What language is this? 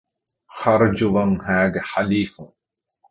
Divehi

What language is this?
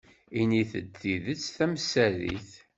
Kabyle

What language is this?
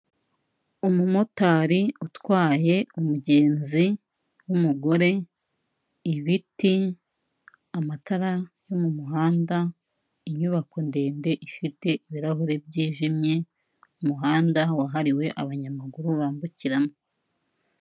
Kinyarwanda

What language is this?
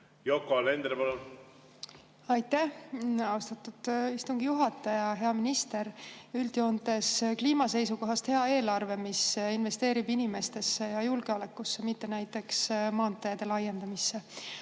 Estonian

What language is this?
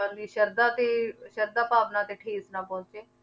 Punjabi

